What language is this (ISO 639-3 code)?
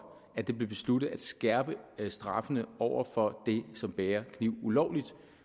dan